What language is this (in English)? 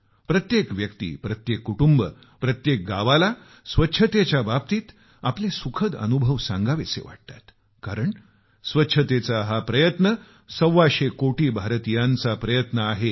Marathi